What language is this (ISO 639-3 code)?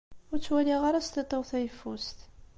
kab